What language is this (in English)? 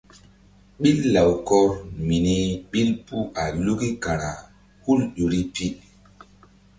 Mbum